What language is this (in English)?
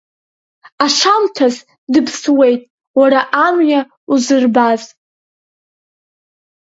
Abkhazian